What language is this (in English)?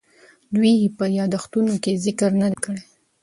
Pashto